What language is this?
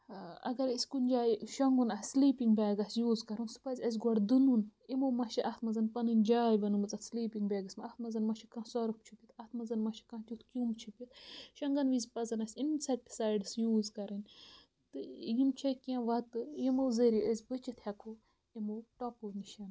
Kashmiri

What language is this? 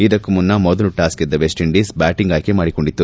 Kannada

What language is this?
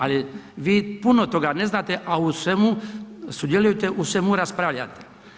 Croatian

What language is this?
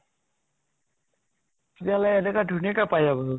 Assamese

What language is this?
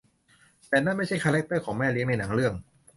Thai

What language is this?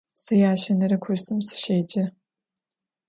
Adyghe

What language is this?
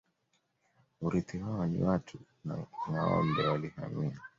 Swahili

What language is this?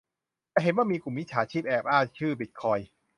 Thai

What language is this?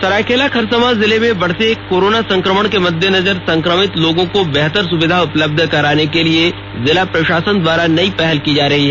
Hindi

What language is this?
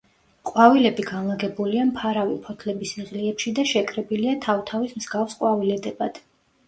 Georgian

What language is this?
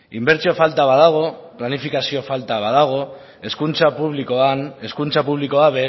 Basque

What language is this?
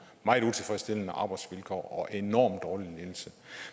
Danish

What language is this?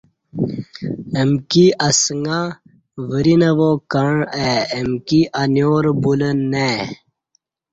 Kati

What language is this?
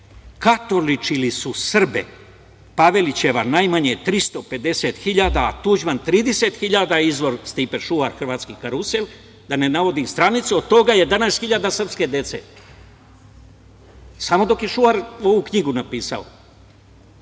Serbian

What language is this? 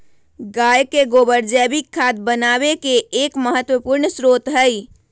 Magahi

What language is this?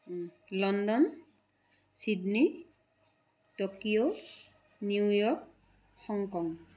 Assamese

